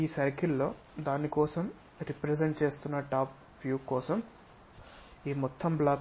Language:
Telugu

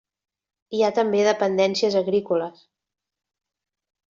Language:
Catalan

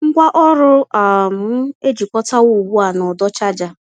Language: Igbo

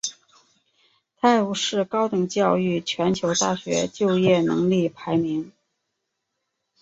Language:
Chinese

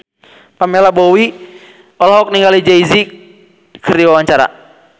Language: Sundanese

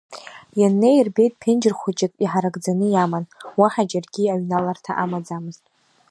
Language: Abkhazian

